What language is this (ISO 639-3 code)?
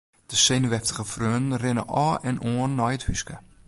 fry